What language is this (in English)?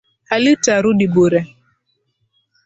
Swahili